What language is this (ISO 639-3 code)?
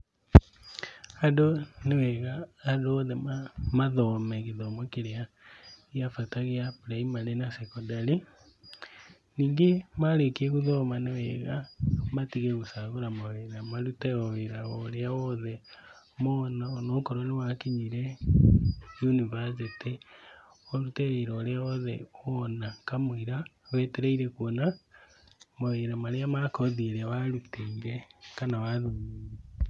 kik